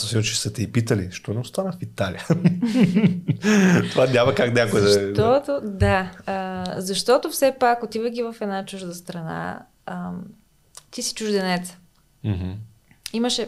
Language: Bulgarian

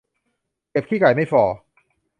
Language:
Thai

